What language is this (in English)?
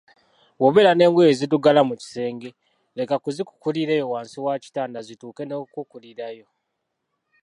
Ganda